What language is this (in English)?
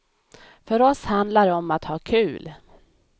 Swedish